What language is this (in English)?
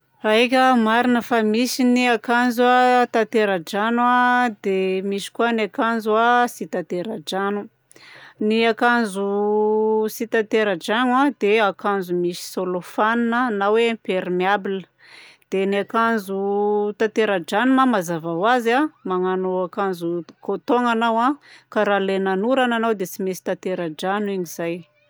Southern Betsimisaraka Malagasy